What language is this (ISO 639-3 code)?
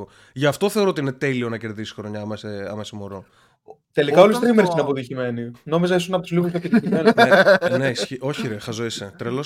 ell